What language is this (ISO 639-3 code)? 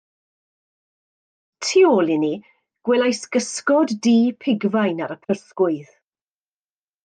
cym